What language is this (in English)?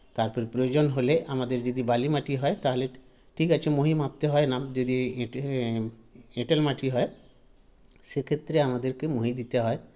Bangla